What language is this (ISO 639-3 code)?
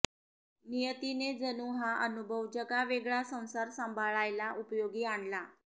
mar